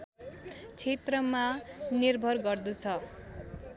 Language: Nepali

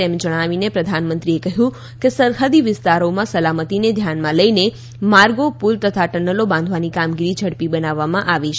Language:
Gujarati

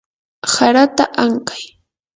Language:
Yanahuanca Pasco Quechua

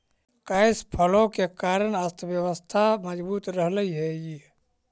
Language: Magahi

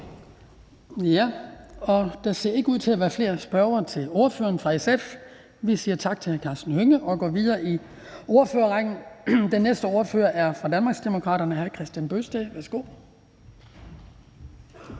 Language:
Danish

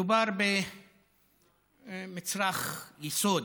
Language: Hebrew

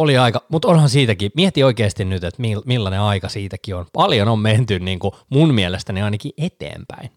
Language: Finnish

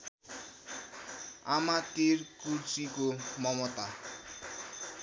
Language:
Nepali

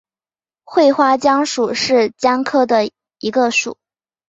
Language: Chinese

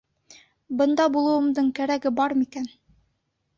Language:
Bashkir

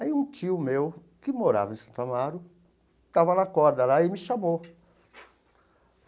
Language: Portuguese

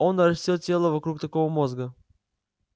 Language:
Russian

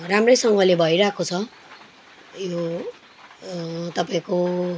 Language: Nepali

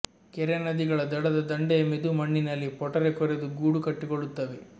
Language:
Kannada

